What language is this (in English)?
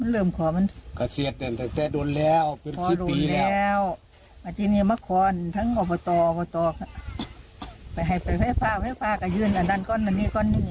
Thai